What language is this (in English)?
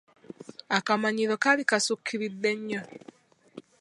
Ganda